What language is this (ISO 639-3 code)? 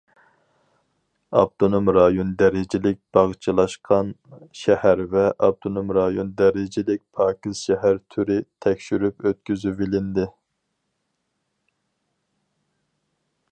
uig